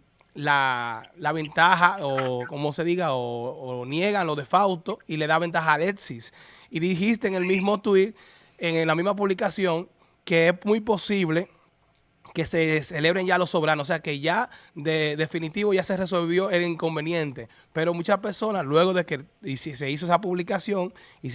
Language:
Spanish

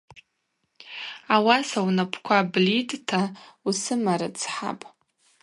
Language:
Abaza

